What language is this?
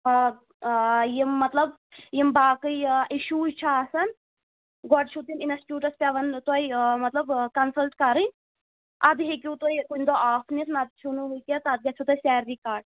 Kashmiri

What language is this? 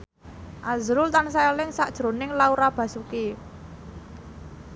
Javanese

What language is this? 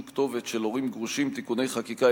Hebrew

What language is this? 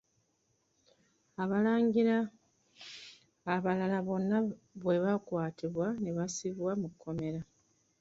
Ganda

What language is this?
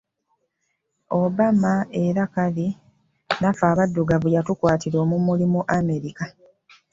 Ganda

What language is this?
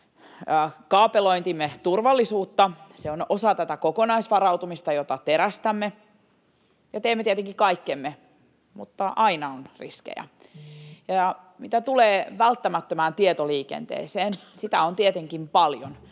Finnish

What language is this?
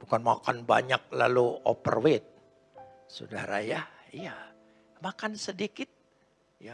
Indonesian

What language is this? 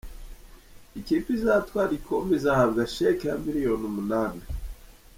Kinyarwanda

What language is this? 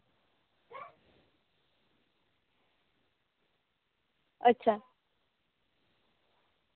Santali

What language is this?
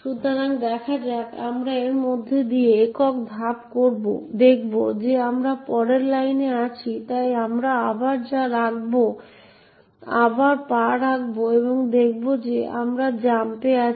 Bangla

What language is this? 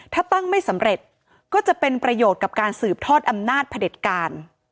Thai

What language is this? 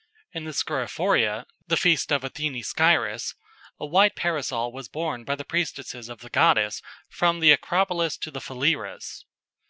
English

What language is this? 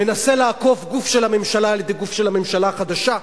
Hebrew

